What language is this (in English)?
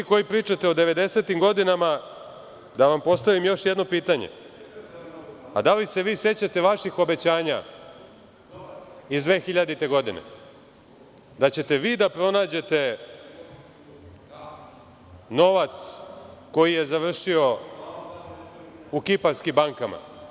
Serbian